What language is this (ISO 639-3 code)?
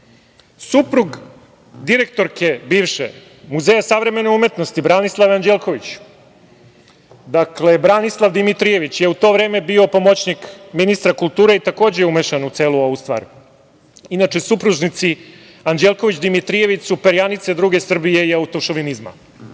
srp